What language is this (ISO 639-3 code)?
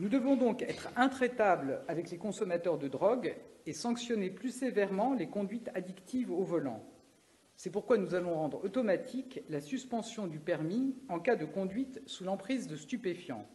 fra